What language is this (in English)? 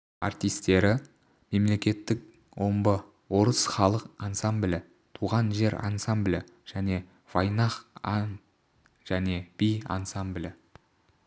Kazakh